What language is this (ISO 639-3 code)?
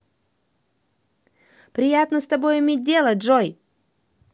rus